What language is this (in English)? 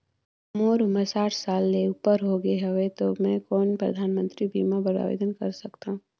Chhattisgarhi